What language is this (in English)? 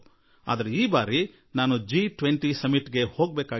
Kannada